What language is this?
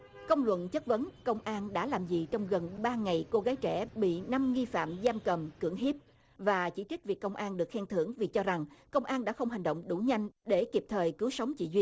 Vietnamese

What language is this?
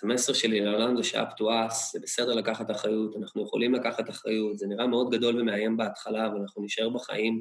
Hebrew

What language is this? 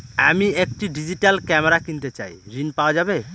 Bangla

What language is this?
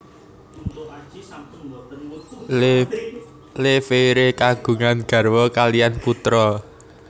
Javanese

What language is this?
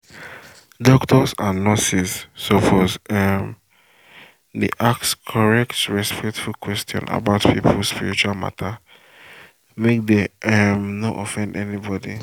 Nigerian Pidgin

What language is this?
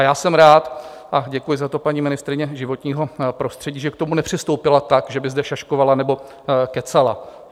Czech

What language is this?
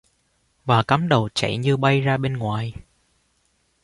Vietnamese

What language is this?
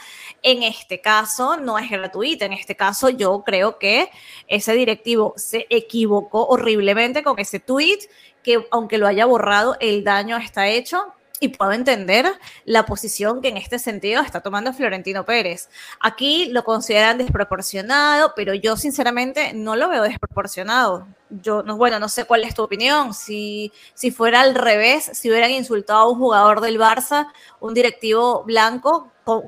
Spanish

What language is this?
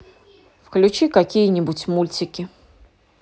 Russian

